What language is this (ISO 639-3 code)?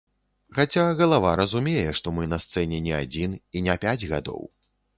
bel